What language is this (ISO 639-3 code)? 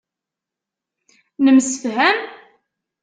kab